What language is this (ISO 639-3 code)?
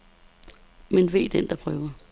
dan